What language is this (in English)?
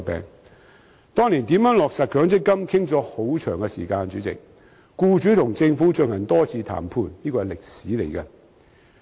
Cantonese